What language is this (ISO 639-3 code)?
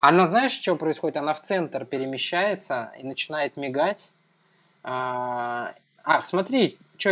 rus